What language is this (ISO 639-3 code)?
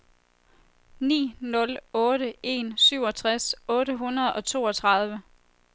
dan